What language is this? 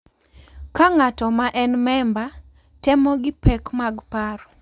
Luo (Kenya and Tanzania)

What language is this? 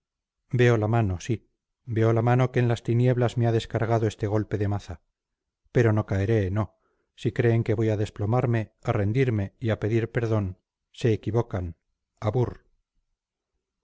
Spanish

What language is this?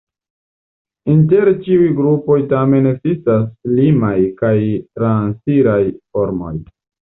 Esperanto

